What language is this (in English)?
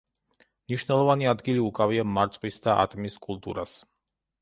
Georgian